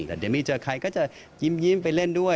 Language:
Thai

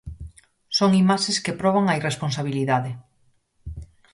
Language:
Galician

